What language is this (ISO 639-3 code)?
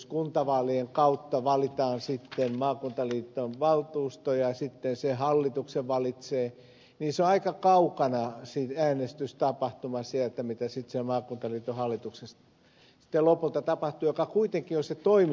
fin